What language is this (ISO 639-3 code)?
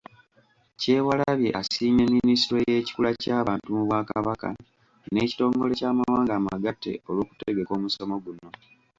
lug